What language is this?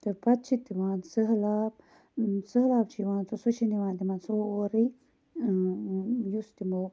Kashmiri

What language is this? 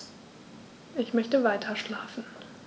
German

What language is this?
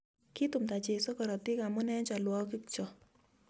Kalenjin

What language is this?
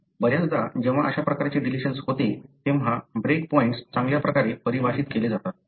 Marathi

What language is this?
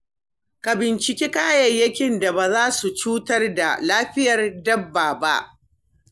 Hausa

